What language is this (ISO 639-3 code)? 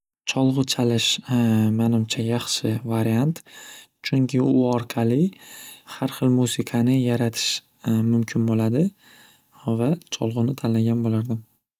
uzb